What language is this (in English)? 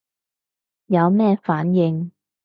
Cantonese